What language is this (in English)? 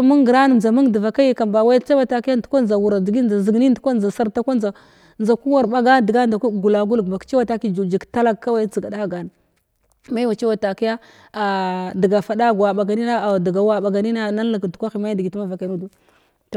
Glavda